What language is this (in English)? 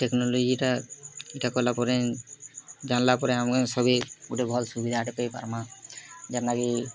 Odia